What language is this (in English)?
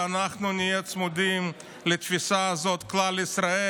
Hebrew